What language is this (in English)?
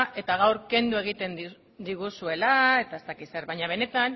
Basque